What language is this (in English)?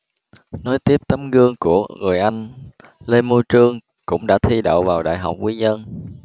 Vietnamese